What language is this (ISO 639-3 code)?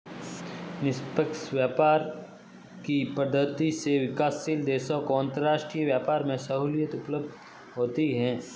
hin